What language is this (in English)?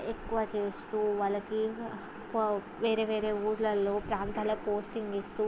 Telugu